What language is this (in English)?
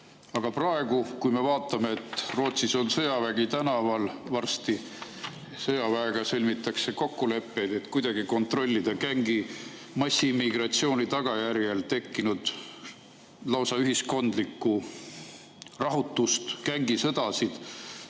Estonian